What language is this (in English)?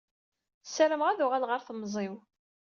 Kabyle